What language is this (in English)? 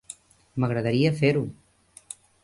Catalan